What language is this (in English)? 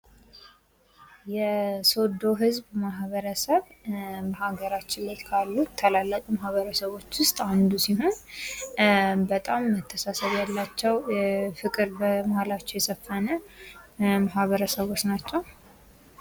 Amharic